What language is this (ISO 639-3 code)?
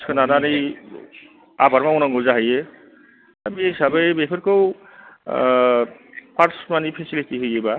brx